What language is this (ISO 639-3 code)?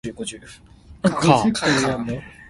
nan